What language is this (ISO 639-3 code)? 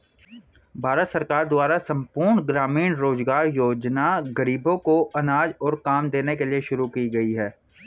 hin